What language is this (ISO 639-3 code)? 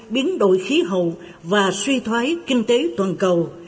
vie